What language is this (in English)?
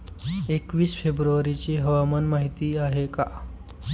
Marathi